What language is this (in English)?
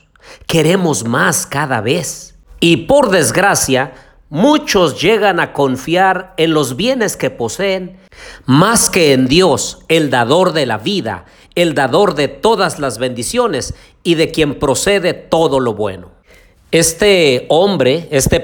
Spanish